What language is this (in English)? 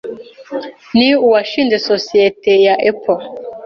Kinyarwanda